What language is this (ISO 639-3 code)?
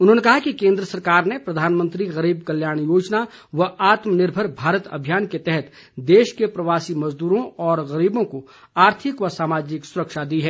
hin